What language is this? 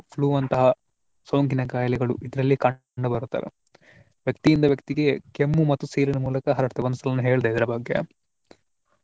Kannada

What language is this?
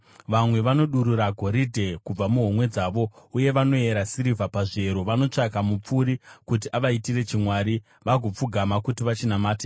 Shona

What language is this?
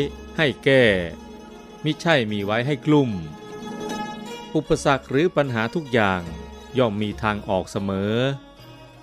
Thai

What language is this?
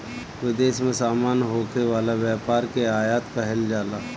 Bhojpuri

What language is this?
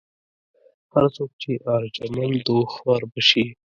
Pashto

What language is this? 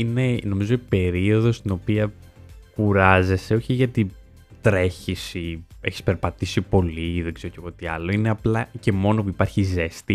Greek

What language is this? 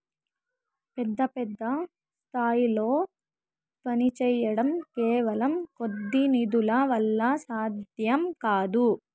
Telugu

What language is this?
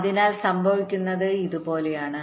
Malayalam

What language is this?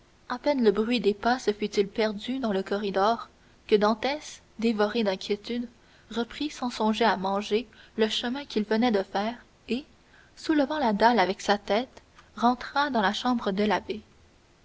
French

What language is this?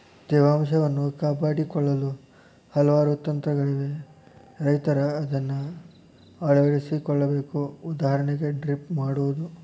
Kannada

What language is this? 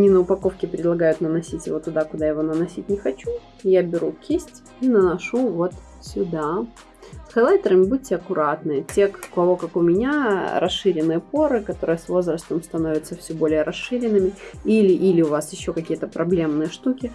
Russian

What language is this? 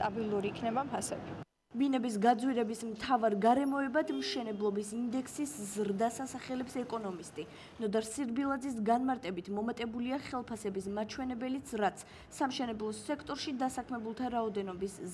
Romanian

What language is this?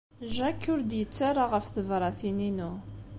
Kabyle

